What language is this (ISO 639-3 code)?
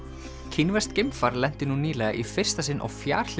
isl